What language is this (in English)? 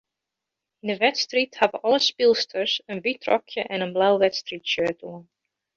Western Frisian